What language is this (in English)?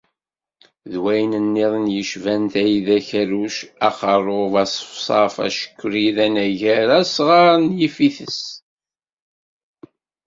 Kabyle